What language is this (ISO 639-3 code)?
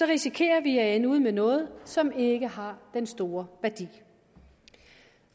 dan